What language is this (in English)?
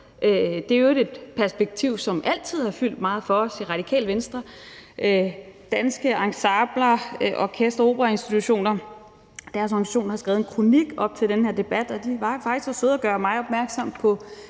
Danish